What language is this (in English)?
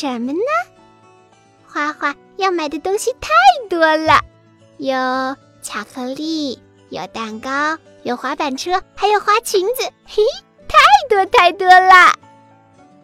Chinese